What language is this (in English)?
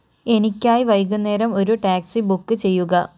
Malayalam